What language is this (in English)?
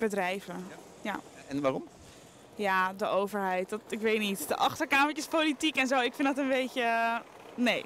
Dutch